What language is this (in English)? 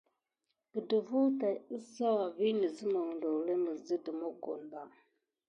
Gidar